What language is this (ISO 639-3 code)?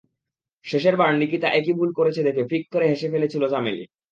ben